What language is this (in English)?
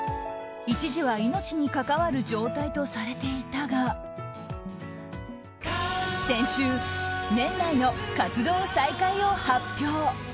Japanese